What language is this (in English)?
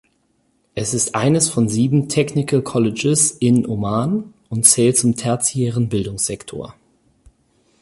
German